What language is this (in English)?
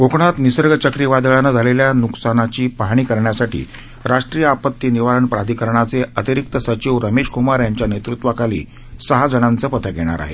Marathi